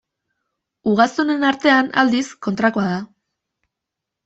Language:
Basque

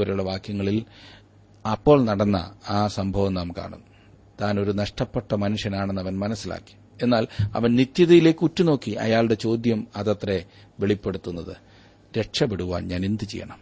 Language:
Malayalam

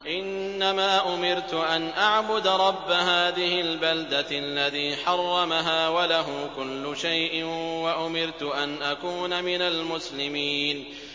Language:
Arabic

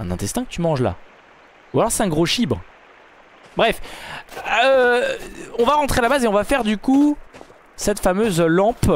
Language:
French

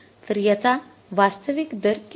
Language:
Marathi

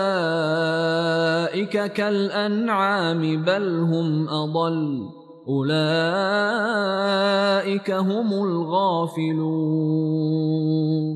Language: Arabic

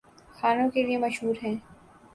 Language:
Urdu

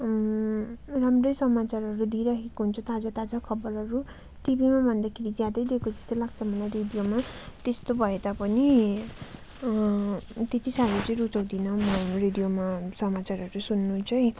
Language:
Nepali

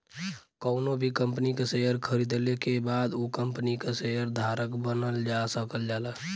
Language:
Bhojpuri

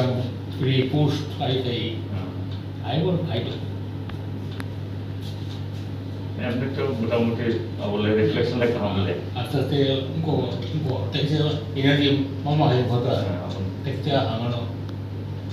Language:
Korean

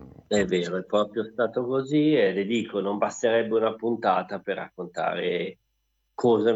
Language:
Italian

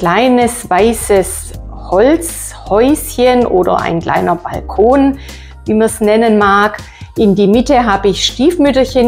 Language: German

